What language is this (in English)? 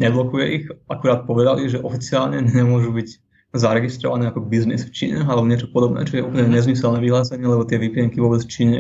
Slovak